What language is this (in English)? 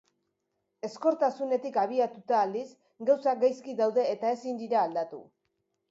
Basque